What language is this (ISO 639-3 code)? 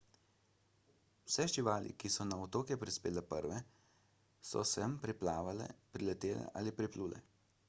slv